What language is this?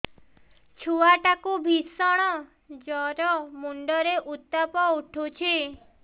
Odia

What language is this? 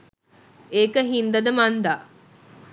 Sinhala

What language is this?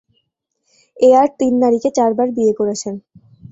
Bangla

